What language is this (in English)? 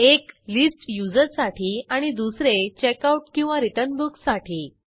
Marathi